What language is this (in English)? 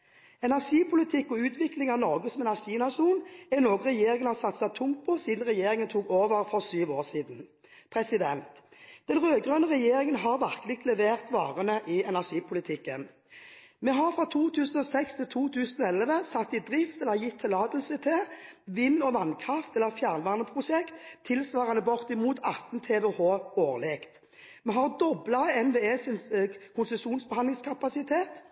Norwegian Bokmål